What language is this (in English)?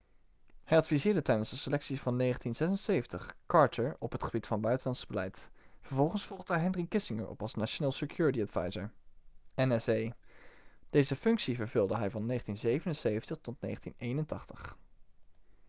Dutch